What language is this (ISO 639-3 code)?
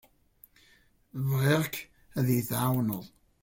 kab